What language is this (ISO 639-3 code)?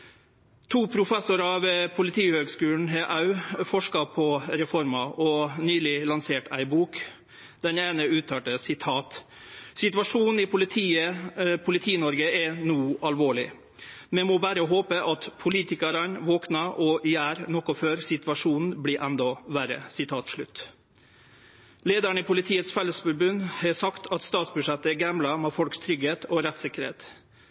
nno